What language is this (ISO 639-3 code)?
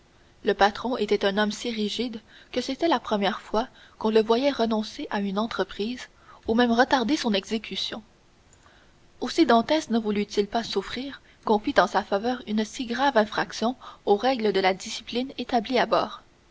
fra